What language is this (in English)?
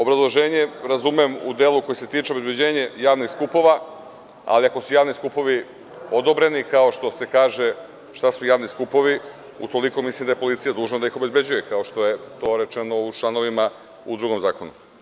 Serbian